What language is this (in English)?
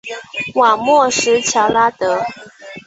Chinese